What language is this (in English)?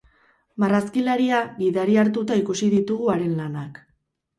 Basque